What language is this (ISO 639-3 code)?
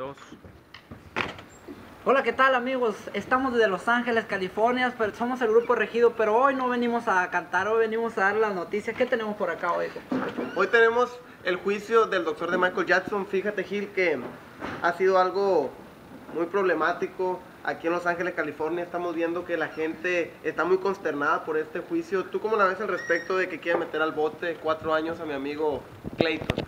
spa